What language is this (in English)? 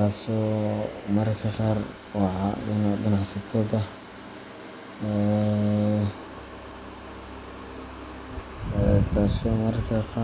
Somali